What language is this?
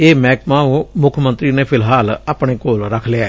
Punjabi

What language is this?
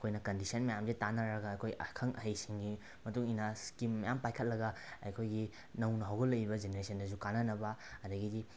Manipuri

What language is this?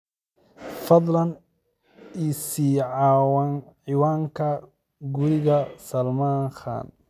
Somali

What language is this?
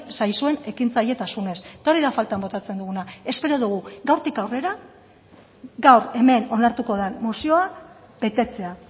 Basque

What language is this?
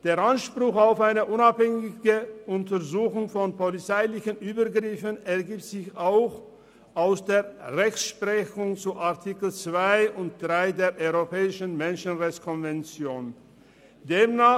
Swiss German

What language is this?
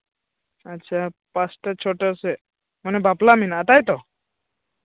Santali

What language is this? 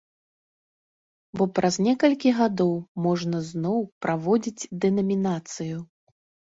Belarusian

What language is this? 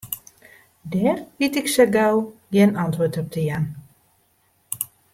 Western Frisian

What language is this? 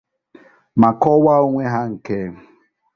Igbo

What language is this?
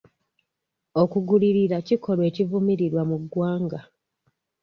Ganda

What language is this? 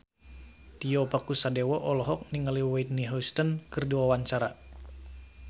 Sundanese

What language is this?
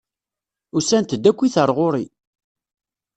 Kabyle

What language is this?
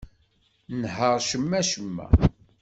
Kabyle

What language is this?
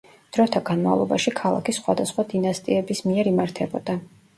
Georgian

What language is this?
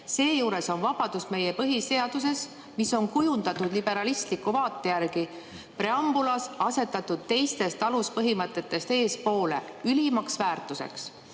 Estonian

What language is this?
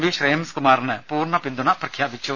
Malayalam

